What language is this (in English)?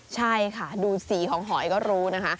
Thai